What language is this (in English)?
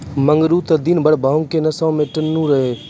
Maithili